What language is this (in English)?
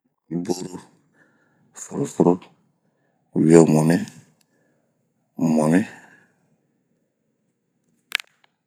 Bomu